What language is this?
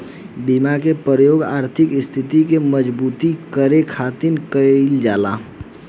Bhojpuri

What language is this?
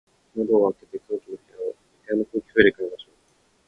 Japanese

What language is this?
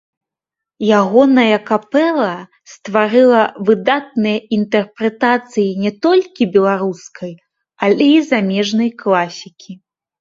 Belarusian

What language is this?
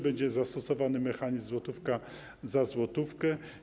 Polish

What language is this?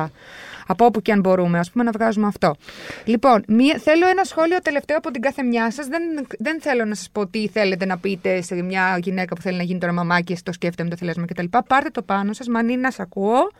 Greek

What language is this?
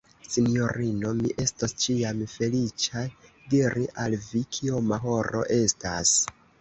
Esperanto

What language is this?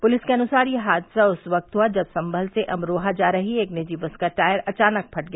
Hindi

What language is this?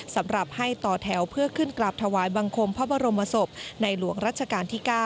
Thai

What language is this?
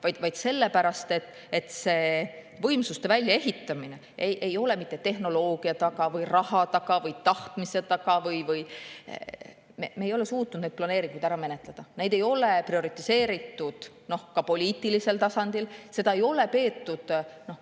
Estonian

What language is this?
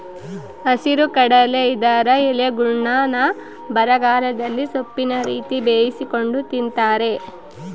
Kannada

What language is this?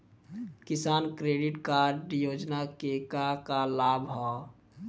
Bhojpuri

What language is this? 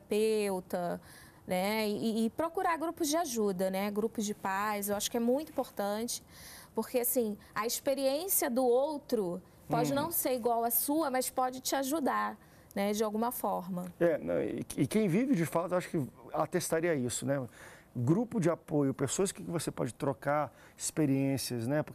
Portuguese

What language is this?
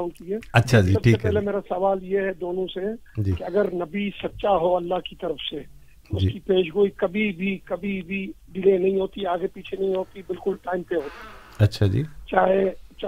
Urdu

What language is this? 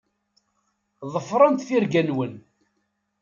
Kabyle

